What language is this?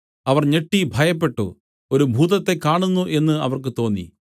Malayalam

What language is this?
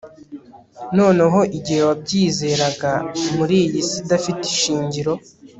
Kinyarwanda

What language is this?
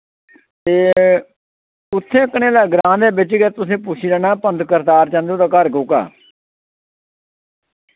Dogri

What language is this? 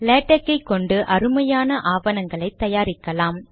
Tamil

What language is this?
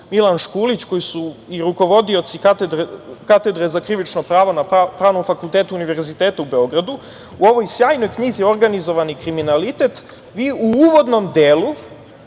Serbian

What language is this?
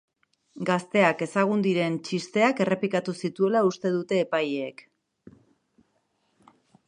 Basque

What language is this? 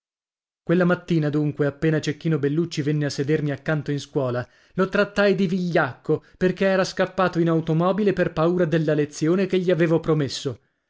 Italian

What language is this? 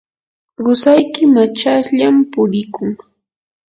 Yanahuanca Pasco Quechua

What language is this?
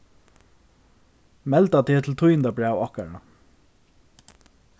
Faroese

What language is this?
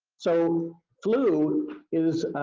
English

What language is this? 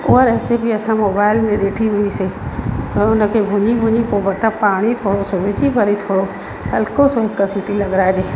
Sindhi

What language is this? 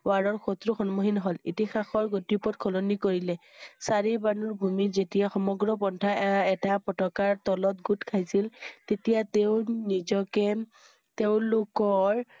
Assamese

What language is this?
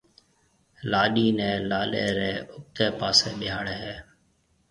Marwari (Pakistan)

